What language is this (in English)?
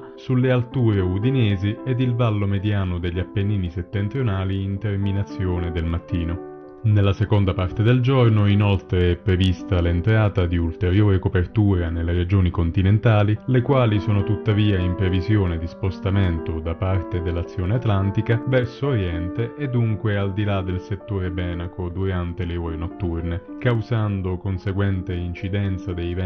Italian